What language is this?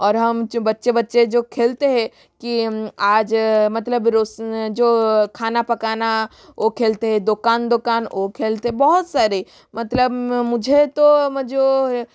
Hindi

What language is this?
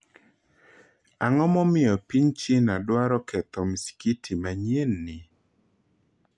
Luo (Kenya and Tanzania)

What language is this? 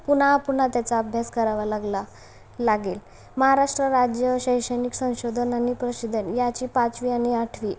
Marathi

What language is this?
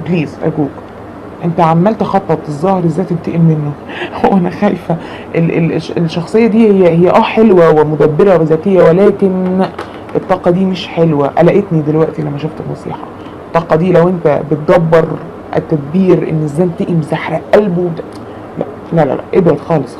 Arabic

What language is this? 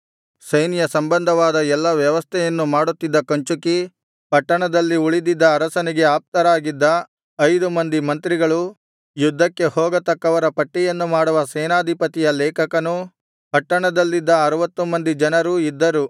Kannada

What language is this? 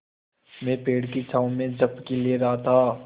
Hindi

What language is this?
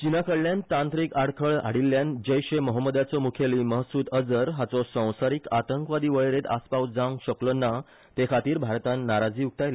Konkani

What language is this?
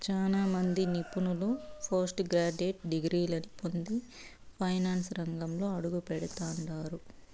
Telugu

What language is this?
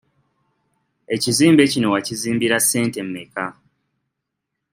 Ganda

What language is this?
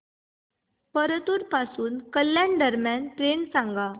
Marathi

